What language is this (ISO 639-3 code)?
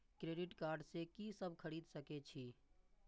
mai